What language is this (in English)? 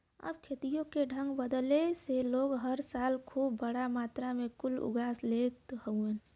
Bhojpuri